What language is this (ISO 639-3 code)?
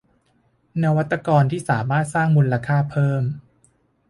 tha